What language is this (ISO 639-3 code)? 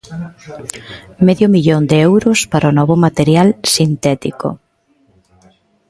glg